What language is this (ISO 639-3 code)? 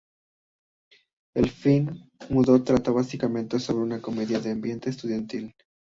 spa